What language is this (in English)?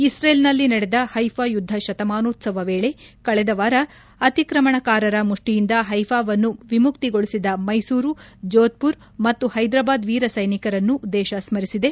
Kannada